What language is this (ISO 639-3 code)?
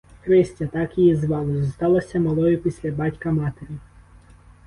ukr